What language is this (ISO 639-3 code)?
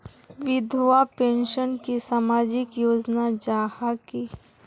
mag